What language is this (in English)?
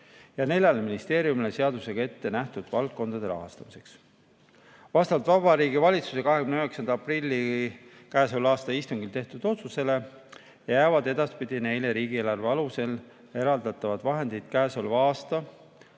Estonian